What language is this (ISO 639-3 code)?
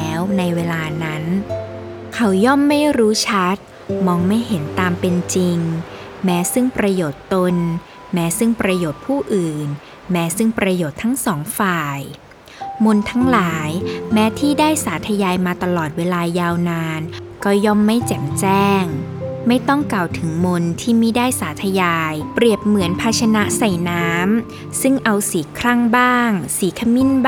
tha